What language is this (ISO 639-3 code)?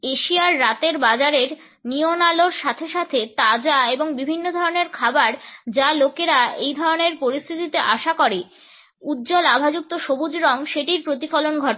ben